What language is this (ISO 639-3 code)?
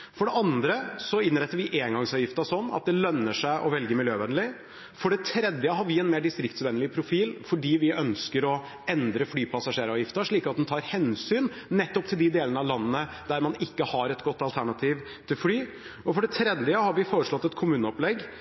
nob